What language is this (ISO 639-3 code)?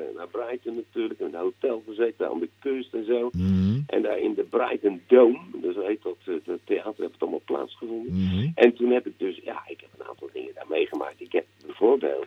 nld